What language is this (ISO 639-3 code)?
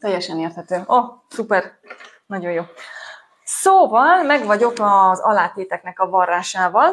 hun